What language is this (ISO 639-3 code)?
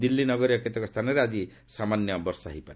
ori